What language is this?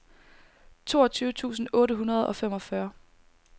Danish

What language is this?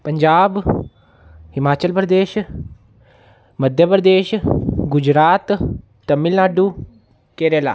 Dogri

